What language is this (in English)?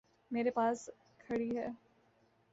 Urdu